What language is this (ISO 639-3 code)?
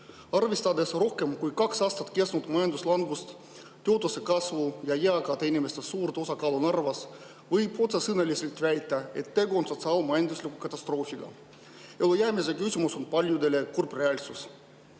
est